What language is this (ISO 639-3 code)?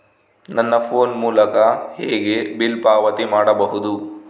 kan